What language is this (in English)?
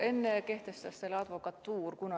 Estonian